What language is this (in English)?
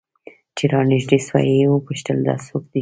Pashto